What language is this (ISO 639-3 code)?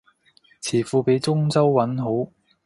yue